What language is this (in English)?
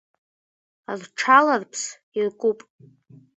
Abkhazian